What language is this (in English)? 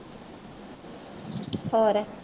Punjabi